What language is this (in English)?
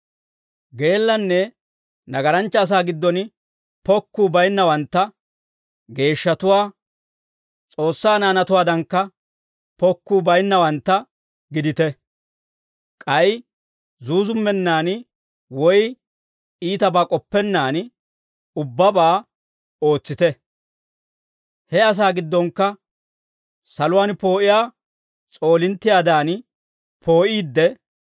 Dawro